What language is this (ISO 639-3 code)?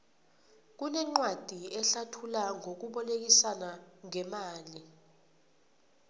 nbl